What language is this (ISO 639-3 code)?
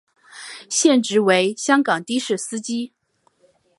zho